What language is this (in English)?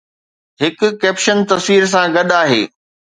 Sindhi